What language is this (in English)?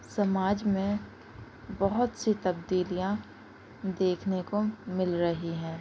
Urdu